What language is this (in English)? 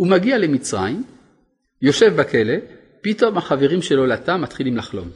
Hebrew